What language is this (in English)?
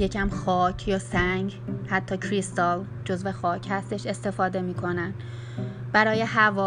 Persian